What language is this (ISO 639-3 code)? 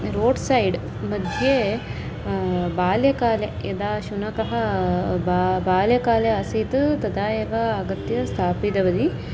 san